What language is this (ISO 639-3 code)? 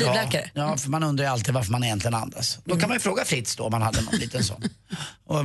swe